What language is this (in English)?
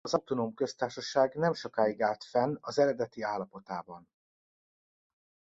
Hungarian